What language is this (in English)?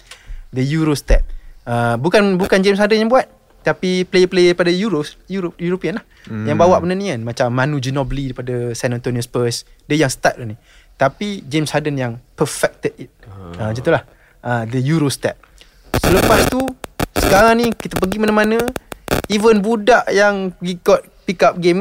Malay